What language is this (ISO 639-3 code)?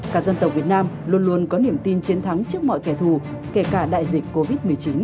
vie